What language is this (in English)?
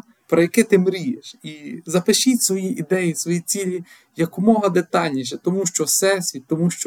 Ukrainian